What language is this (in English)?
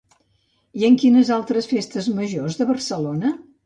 Catalan